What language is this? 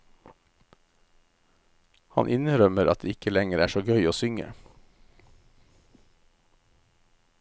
Norwegian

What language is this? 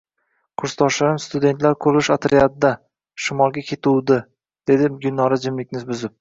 Uzbek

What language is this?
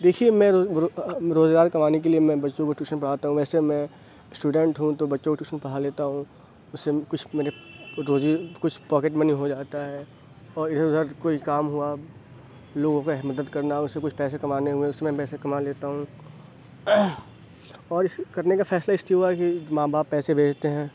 Urdu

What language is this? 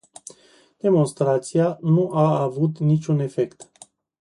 Romanian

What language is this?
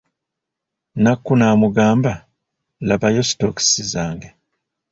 Ganda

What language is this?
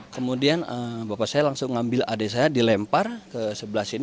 Indonesian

